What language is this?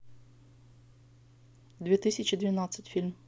Russian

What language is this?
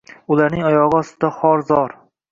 Uzbek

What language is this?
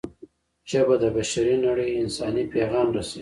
Pashto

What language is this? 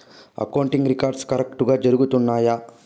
Telugu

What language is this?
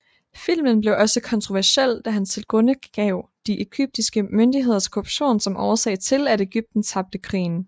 Danish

